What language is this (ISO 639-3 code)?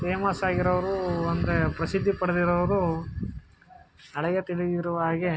kan